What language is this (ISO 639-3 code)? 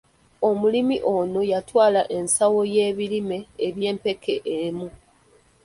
lug